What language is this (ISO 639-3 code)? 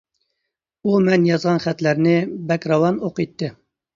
uig